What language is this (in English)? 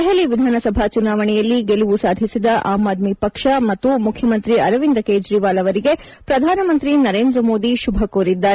Kannada